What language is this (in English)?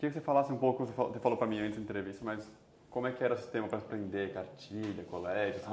Portuguese